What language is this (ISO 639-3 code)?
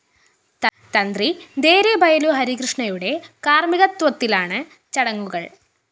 mal